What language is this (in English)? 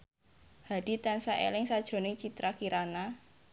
Javanese